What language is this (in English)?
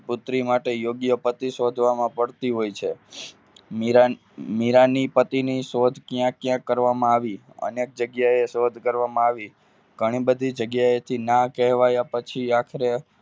Gujarati